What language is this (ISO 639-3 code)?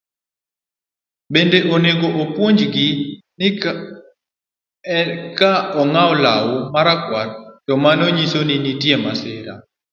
luo